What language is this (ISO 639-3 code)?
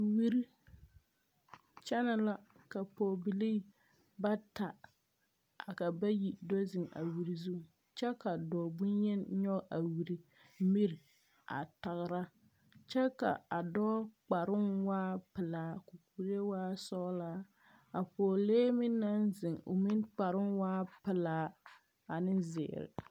dga